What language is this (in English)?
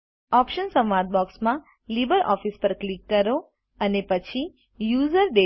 Gujarati